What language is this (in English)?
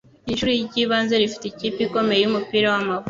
Kinyarwanda